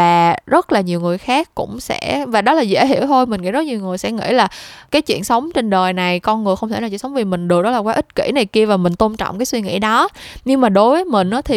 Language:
Vietnamese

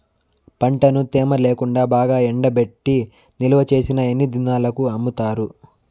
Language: Telugu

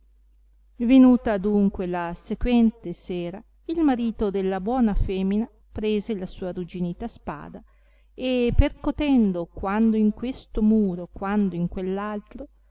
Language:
Italian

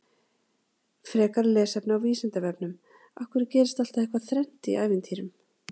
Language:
Icelandic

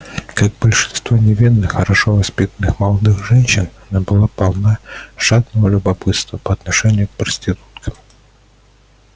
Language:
Russian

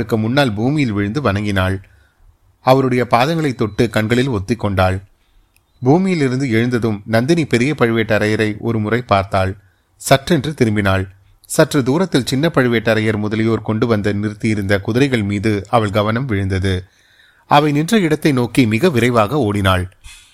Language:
Tamil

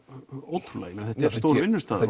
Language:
Icelandic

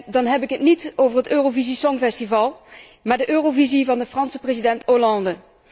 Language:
Dutch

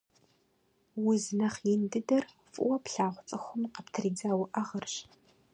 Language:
Kabardian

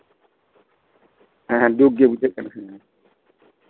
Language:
Santali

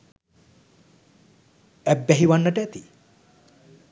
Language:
Sinhala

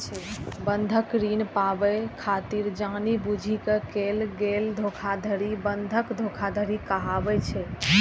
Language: Maithili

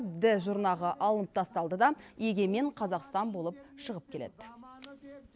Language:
Kazakh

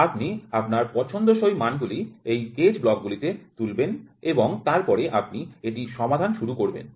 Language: Bangla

